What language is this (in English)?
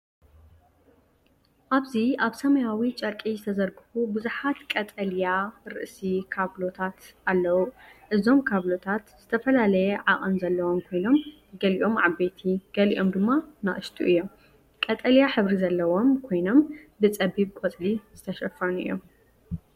Tigrinya